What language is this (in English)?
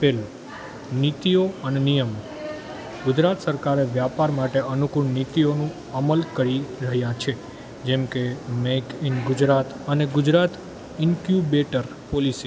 Gujarati